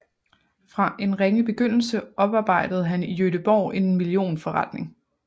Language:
Danish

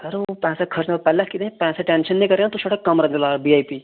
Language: Dogri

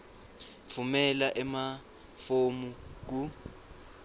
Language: Swati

